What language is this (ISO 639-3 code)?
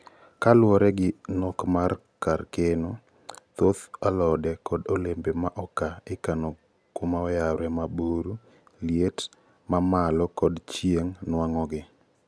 luo